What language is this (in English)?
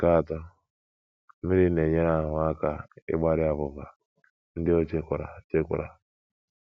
Igbo